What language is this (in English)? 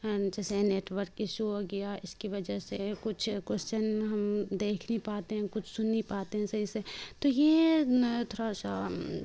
Urdu